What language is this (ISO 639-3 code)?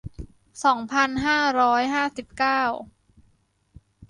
tha